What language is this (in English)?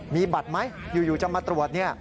Thai